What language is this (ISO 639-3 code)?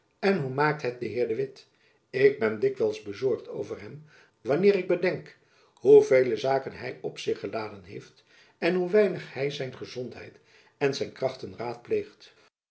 nld